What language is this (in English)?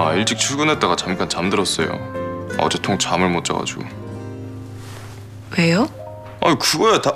Korean